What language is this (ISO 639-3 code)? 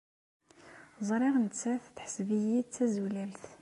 kab